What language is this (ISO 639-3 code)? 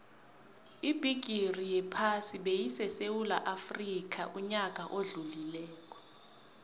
nbl